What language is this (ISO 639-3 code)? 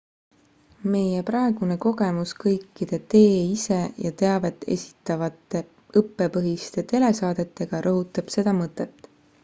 est